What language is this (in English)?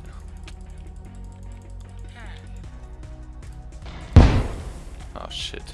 German